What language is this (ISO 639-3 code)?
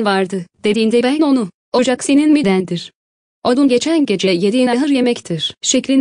tur